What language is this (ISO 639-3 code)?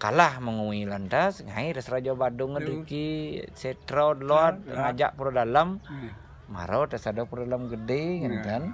ind